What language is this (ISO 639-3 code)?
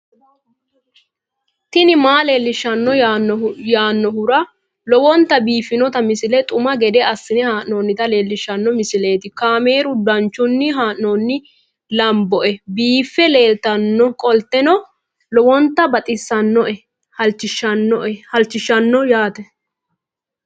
sid